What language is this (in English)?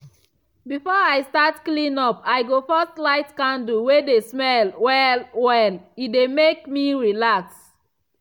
Nigerian Pidgin